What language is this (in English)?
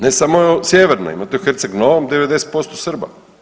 Croatian